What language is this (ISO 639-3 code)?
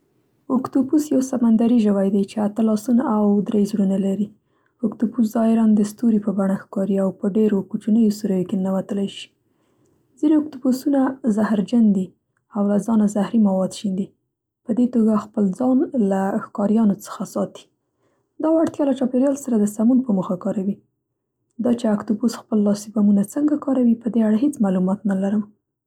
pst